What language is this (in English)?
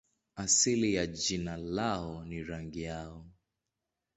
Swahili